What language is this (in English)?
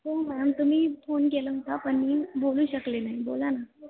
Marathi